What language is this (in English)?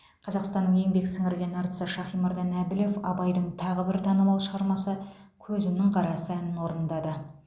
Kazakh